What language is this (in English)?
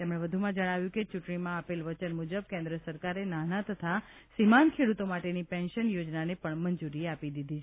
Gujarati